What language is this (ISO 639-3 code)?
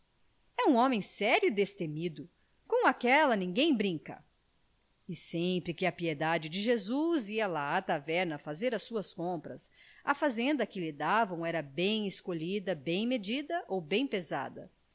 por